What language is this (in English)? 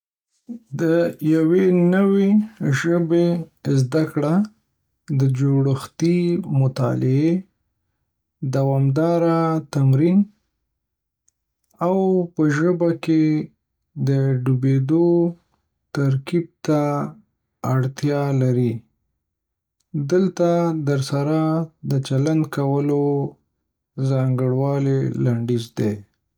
Pashto